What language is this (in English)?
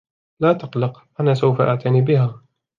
Arabic